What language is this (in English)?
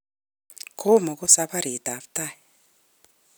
Kalenjin